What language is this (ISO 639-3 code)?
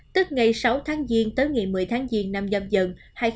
vie